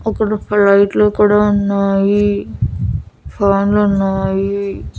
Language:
Telugu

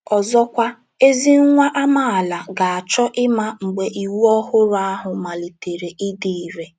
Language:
Igbo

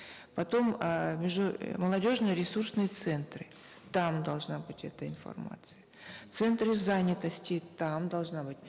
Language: Kazakh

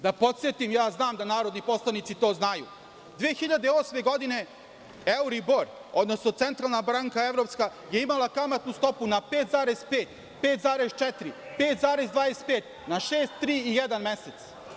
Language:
Serbian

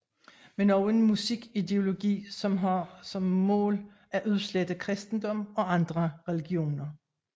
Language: Danish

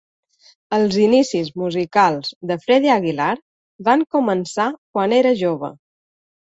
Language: Catalan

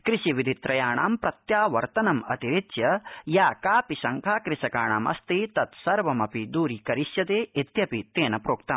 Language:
Sanskrit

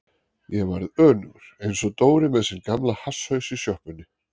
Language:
Icelandic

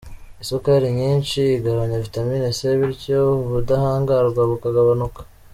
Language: Kinyarwanda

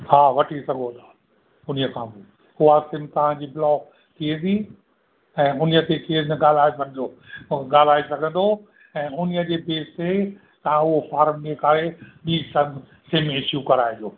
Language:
Sindhi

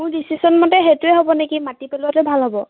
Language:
Assamese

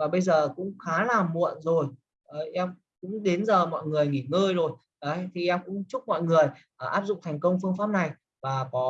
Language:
Vietnamese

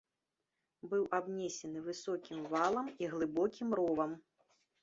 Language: Belarusian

